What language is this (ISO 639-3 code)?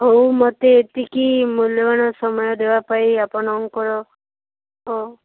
ori